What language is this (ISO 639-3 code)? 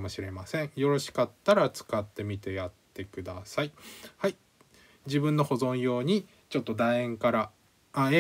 jpn